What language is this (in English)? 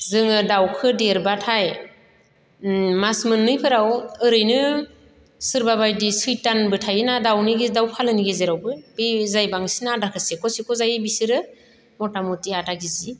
Bodo